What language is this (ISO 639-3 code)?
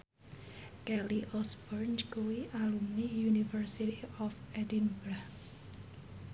jav